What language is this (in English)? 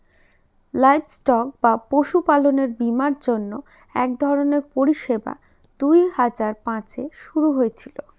Bangla